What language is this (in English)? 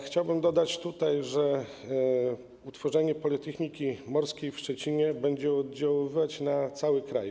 Polish